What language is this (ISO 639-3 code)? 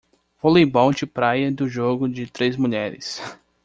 por